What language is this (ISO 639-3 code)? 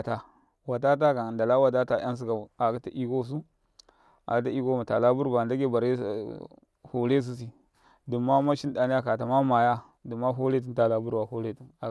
kai